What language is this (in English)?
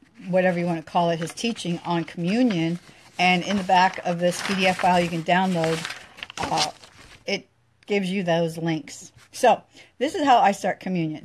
English